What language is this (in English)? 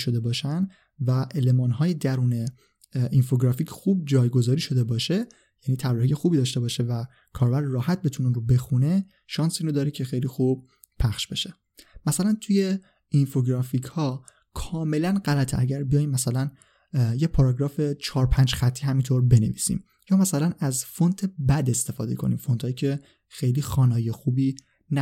Persian